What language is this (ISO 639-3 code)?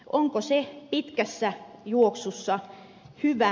fin